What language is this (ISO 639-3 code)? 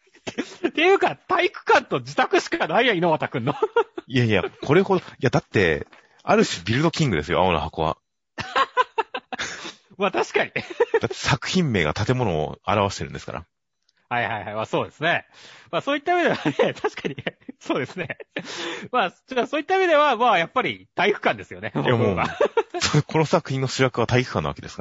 jpn